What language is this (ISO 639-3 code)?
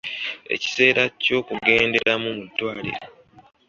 lug